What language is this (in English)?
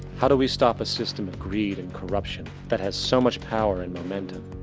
English